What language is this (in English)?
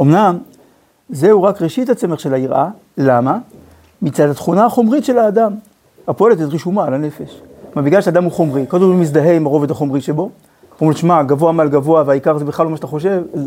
Hebrew